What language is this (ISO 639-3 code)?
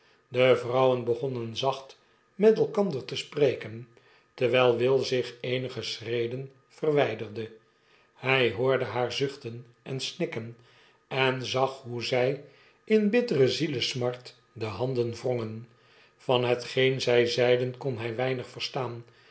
nld